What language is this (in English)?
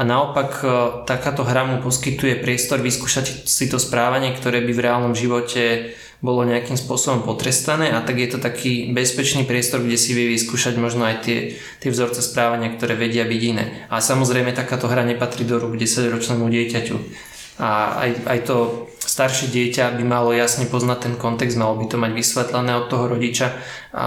Slovak